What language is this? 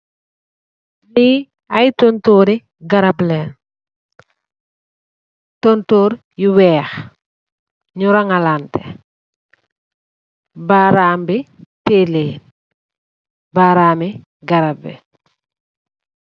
Wolof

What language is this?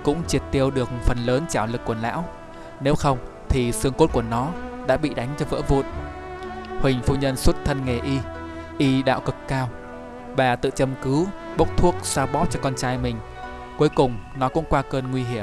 Vietnamese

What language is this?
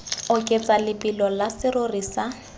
Tswana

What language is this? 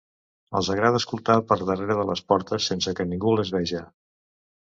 Catalan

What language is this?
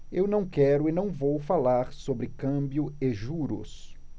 Portuguese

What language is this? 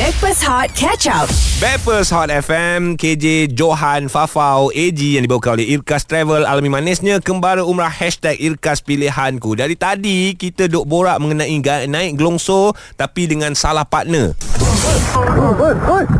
Malay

